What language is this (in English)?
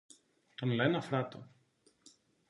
Greek